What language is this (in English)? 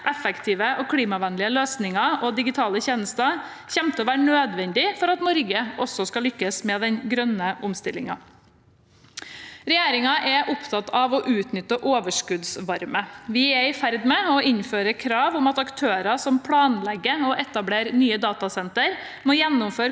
Norwegian